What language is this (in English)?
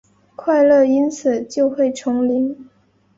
Chinese